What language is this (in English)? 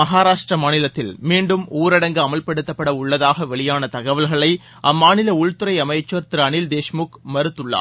Tamil